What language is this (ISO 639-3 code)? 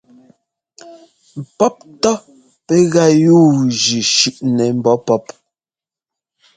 jgo